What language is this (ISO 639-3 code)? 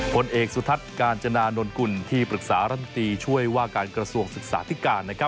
tha